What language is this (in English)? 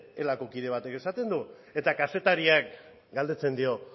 Basque